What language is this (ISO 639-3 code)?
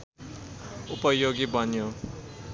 nep